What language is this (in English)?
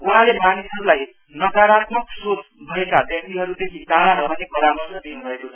Nepali